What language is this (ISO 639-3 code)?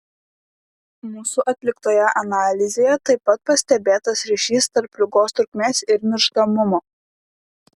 lit